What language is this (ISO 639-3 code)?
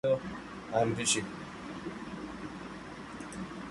eng